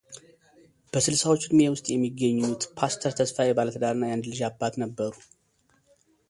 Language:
Amharic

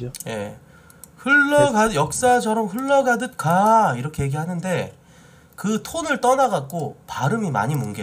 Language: Korean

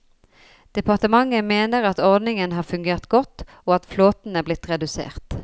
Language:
Norwegian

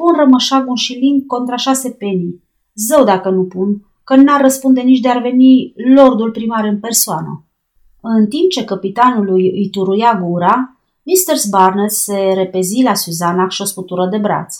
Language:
Romanian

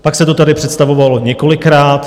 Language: Czech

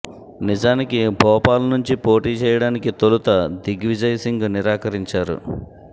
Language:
Telugu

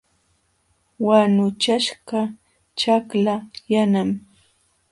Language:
Jauja Wanca Quechua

